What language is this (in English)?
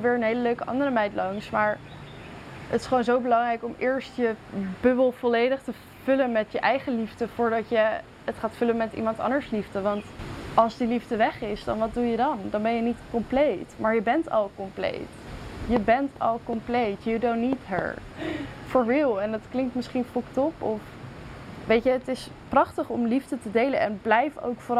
Dutch